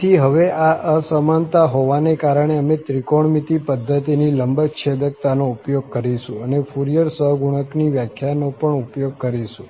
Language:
Gujarati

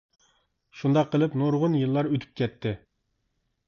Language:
Uyghur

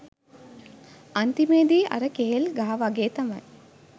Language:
Sinhala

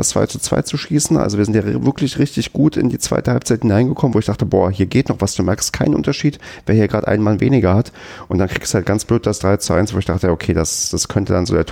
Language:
German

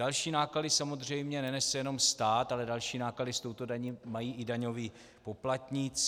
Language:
Czech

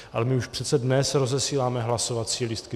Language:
Czech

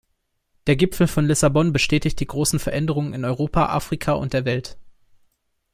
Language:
German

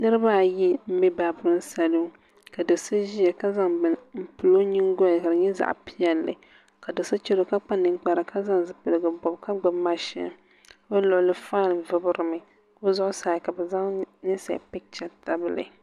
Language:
Dagbani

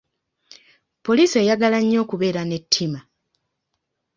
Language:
Ganda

